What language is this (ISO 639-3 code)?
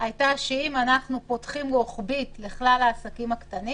heb